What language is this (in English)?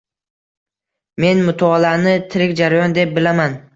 Uzbek